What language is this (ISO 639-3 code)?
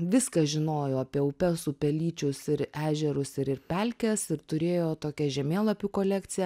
lit